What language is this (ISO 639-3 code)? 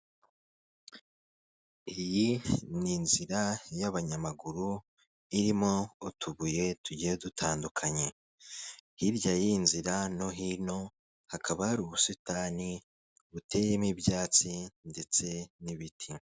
kin